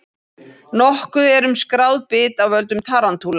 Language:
Icelandic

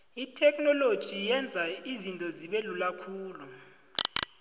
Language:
South Ndebele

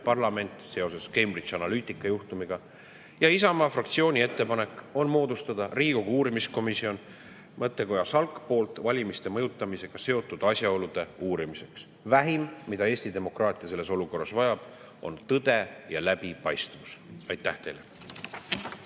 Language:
Estonian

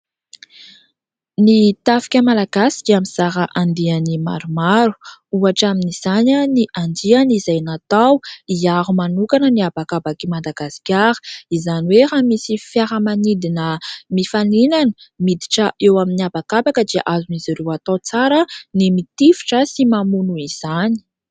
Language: Malagasy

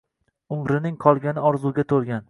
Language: Uzbek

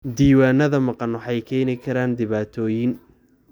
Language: Somali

